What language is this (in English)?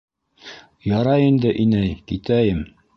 Bashkir